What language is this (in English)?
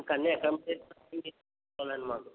Telugu